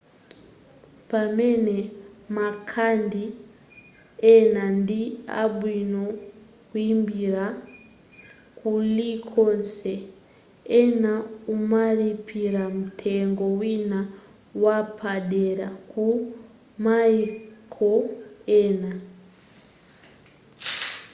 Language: Nyanja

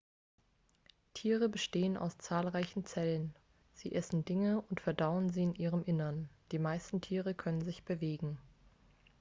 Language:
German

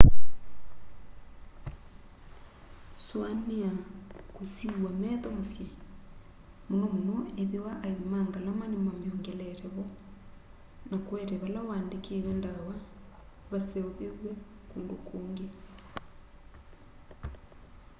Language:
Kamba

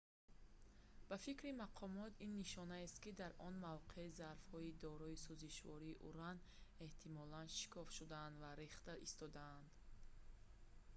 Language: Tajik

